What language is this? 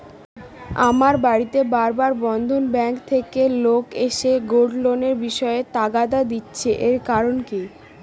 Bangla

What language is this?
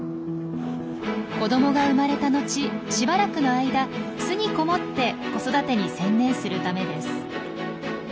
Japanese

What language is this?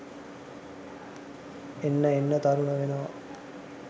Sinhala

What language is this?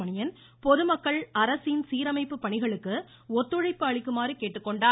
Tamil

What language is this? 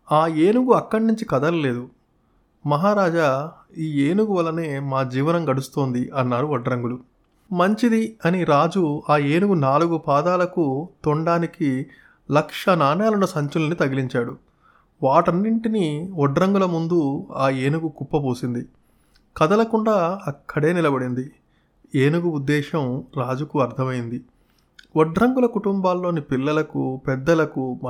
Telugu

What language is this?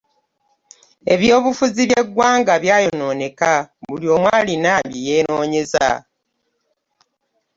Ganda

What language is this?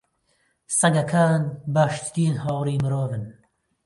Central Kurdish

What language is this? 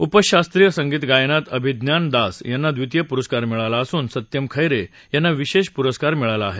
Marathi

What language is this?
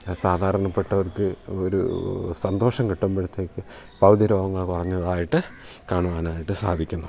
Malayalam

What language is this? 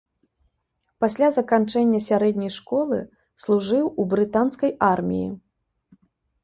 Belarusian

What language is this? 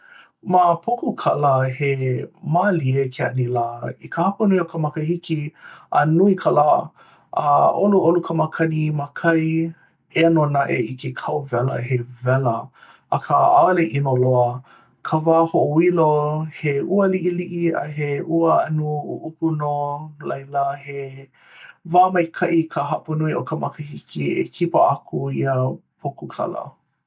Hawaiian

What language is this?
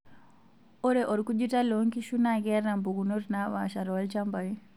Masai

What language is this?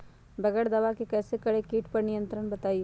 Magahi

